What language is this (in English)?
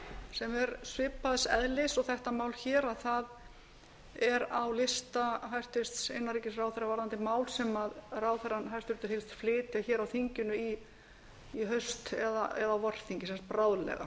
Icelandic